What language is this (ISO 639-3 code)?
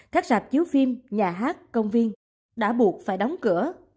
vie